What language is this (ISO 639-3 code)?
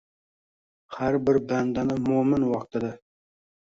uzb